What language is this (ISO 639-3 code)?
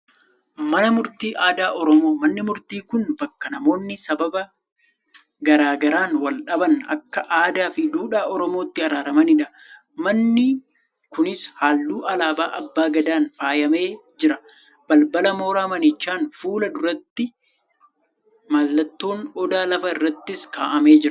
orm